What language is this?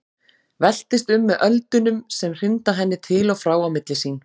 Icelandic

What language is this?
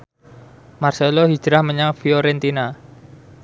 Javanese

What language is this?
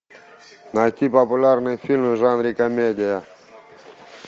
Russian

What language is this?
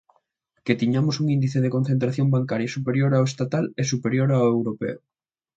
Galician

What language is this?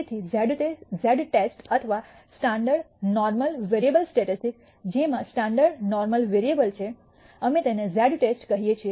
Gujarati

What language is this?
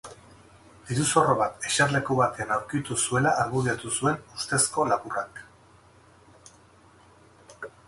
Basque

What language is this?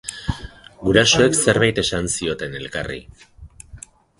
Basque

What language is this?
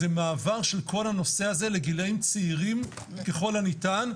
Hebrew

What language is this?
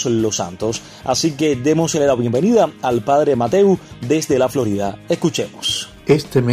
Spanish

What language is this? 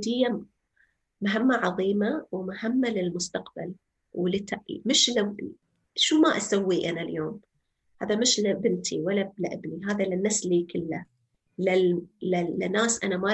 Arabic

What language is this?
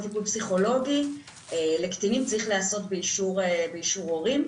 Hebrew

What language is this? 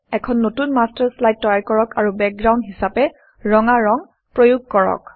Assamese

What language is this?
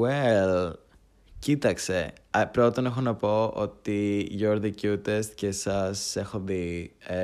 Greek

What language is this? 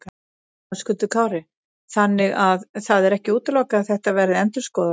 Icelandic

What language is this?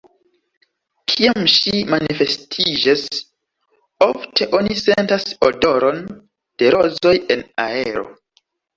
Esperanto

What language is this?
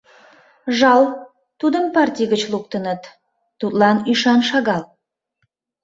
Mari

